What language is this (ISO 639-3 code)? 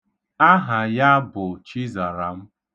ibo